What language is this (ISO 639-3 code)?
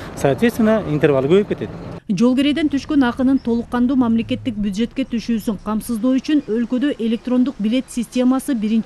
tur